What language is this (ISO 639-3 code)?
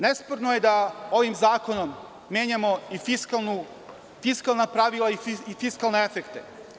srp